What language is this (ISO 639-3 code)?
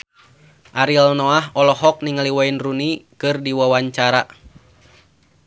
sun